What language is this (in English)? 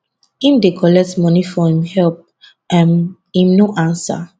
Nigerian Pidgin